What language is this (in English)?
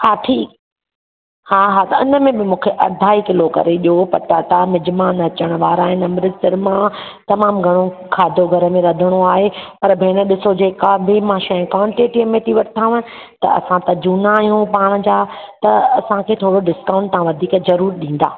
Sindhi